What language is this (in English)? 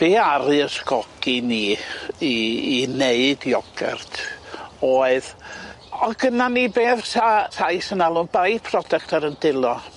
Welsh